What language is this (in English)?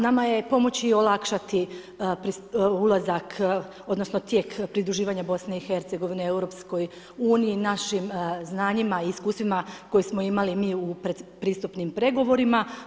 Croatian